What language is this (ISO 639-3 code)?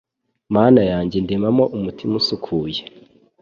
kin